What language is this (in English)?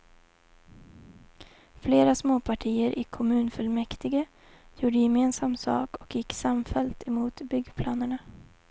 Swedish